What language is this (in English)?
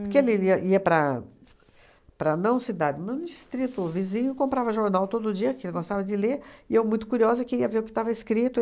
Portuguese